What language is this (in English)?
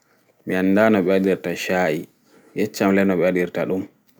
Fula